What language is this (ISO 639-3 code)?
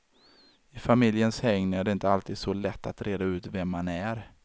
swe